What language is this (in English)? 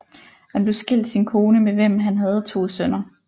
Danish